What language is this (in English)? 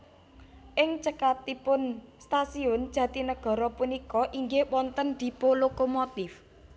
Javanese